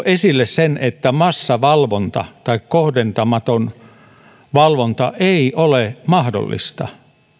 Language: Finnish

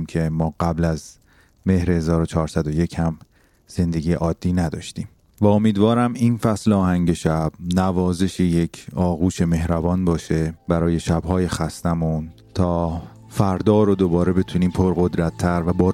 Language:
Persian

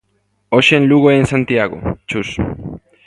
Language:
Galician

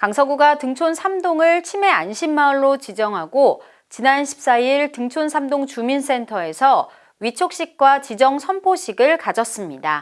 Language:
Korean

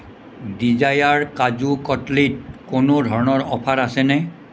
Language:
Assamese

